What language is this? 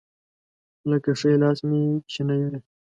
Pashto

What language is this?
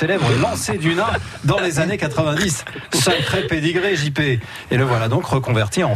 French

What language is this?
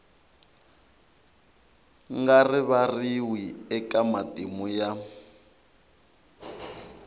Tsonga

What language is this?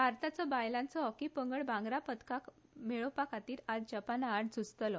Konkani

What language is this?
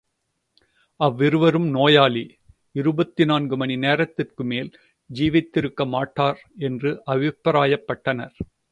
Tamil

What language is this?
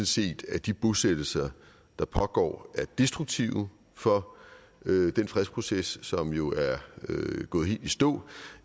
Danish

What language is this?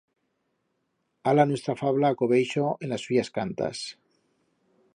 Aragonese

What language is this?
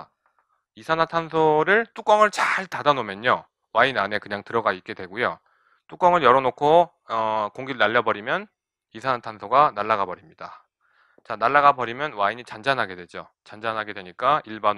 Korean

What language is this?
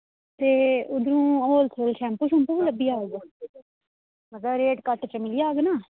Dogri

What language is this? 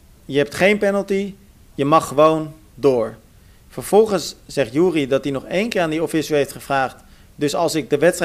Dutch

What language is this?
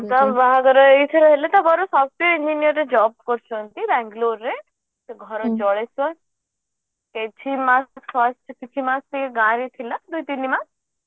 Odia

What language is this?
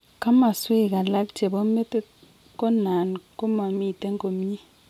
Kalenjin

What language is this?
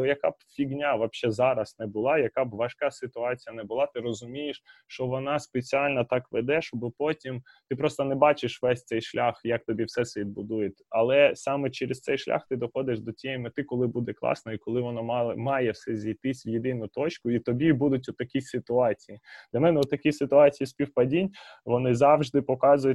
Ukrainian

